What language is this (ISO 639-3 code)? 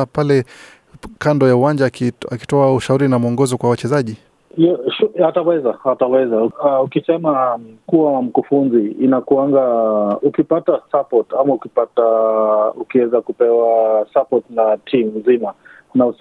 swa